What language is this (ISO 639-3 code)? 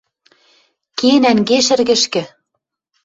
mrj